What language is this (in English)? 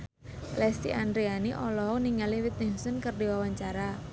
Sundanese